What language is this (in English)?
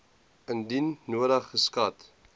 Afrikaans